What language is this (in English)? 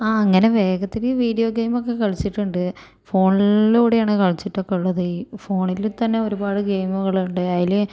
Malayalam